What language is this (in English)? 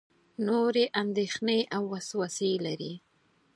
Pashto